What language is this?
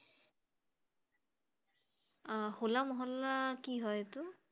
Assamese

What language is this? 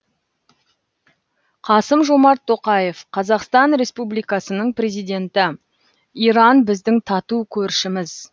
Kazakh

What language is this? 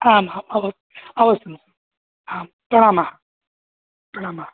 Sanskrit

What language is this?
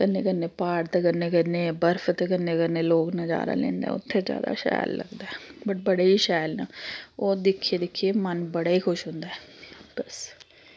Dogri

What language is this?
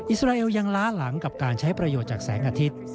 Thai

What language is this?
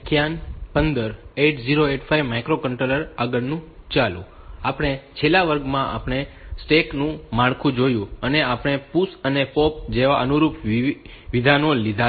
Gujarati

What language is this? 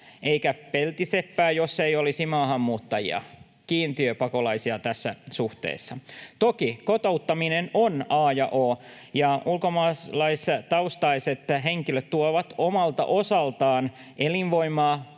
Finnish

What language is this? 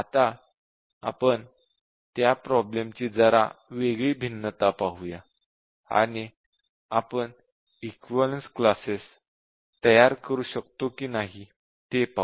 Marathi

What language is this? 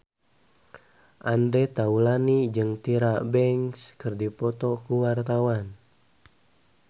Sundanese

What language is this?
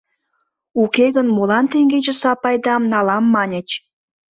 Mari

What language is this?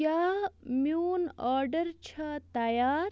Kashmiri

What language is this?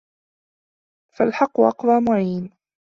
Arabic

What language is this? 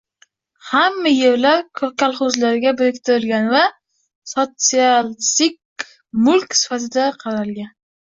Uzbek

